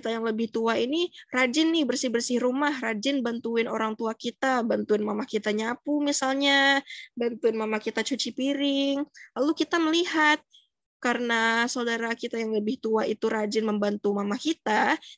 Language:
Indonesian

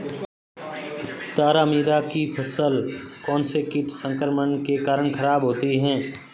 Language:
Hindi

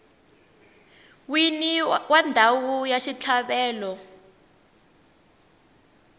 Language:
Tsonga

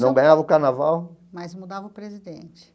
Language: Portuguese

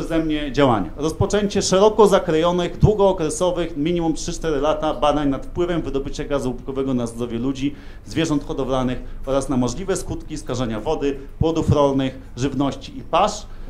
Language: Polish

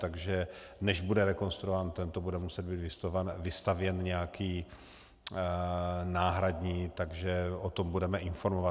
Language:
Czech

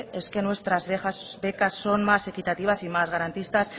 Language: Spanish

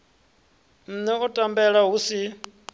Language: Venda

